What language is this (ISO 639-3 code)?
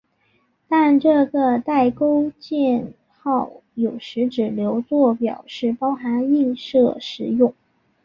zho